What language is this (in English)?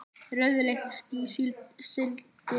Icelandic